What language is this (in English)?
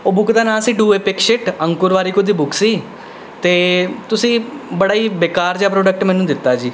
Punjabi